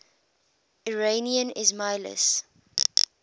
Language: English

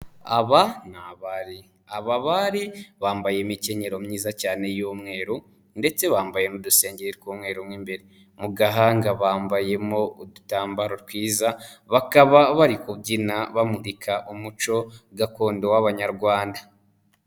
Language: Kinyarwanda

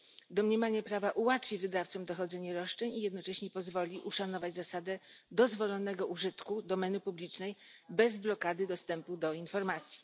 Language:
Polish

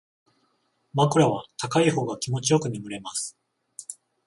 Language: Japanese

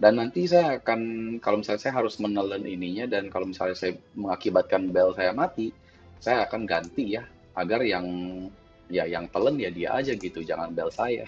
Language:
Indonesian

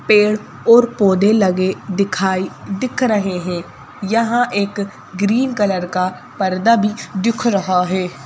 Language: Hindi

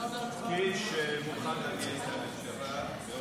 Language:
Hebrew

